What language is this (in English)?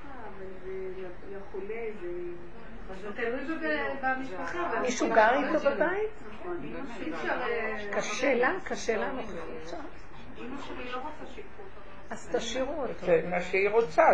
Hebrew